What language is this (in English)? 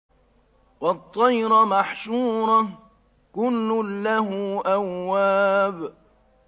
Arabic